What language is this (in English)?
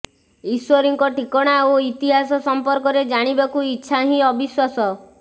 Odia